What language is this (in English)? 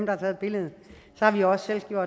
Danish